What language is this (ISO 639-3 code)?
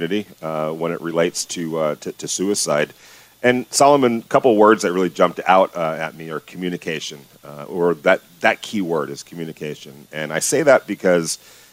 eng